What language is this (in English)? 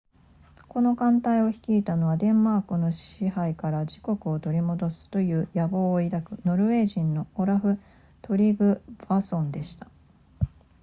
Japanese